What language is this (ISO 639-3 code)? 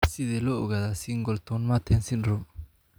som